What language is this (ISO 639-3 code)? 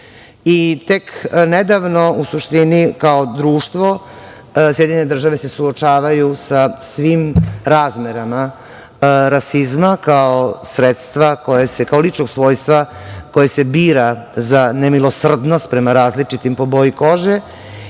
srp